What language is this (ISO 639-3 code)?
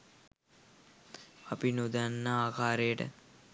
sin